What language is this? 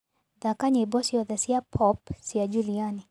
Kikuyu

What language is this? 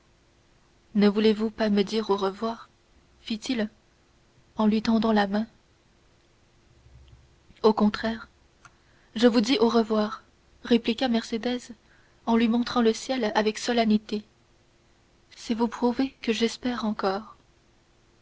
French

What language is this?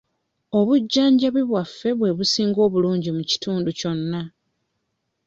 Ganda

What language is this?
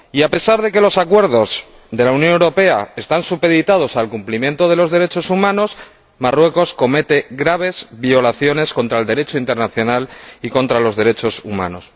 Spanish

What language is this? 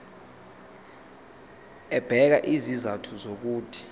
Zulu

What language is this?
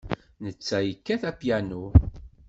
Kabyle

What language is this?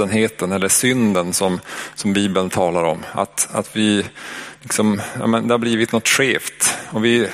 Swedish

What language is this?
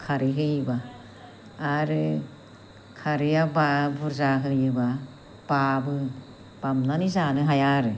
Bodo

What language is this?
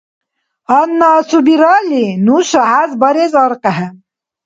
Dargwa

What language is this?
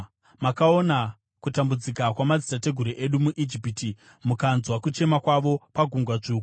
Shona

